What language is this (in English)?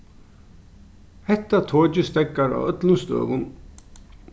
Faroese